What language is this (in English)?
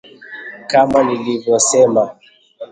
Swahili